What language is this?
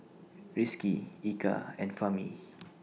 English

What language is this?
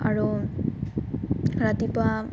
Assamese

